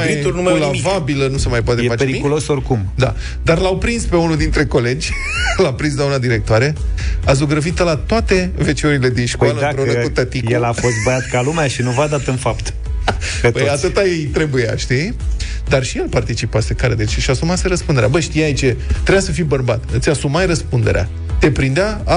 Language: Romanian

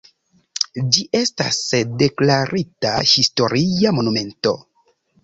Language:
Esperanto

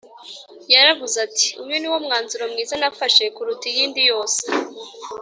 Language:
Kinyarwanda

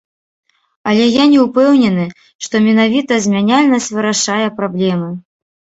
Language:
Belarusian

